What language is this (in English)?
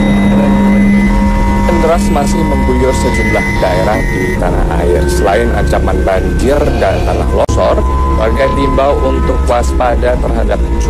Indonesian